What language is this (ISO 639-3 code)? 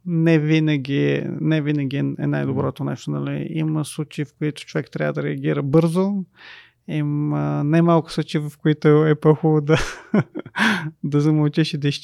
bul